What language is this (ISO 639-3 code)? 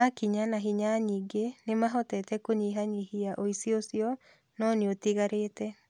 kik